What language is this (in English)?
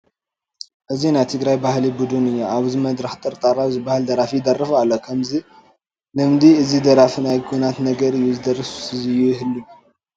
Tigrinya